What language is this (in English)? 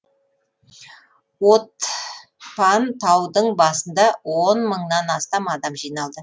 Kazakh